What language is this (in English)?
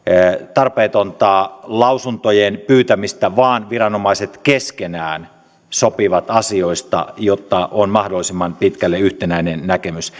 Finnish